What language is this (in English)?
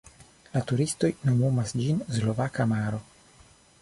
Esperanto